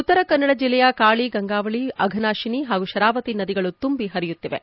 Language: Kannada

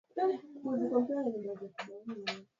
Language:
Swahili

